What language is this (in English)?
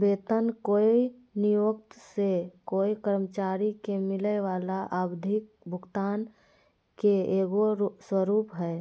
Magahi